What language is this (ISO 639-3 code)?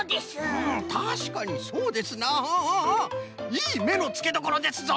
jpn